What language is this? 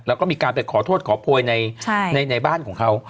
Thai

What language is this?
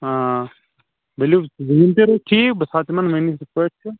Kashmiri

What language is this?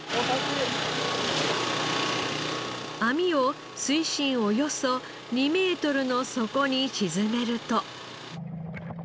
Japanese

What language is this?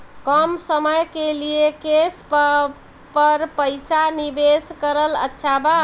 Bhojpuri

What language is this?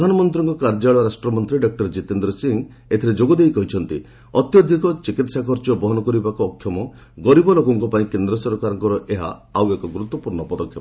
Odia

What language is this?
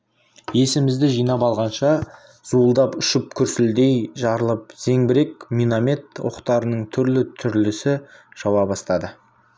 Kazakh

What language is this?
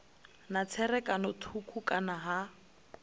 Venda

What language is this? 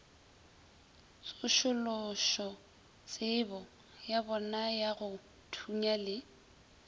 Northern Sotho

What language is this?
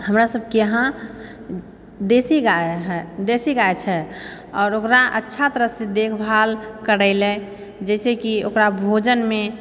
Maithili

